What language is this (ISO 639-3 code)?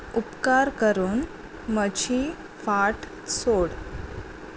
kok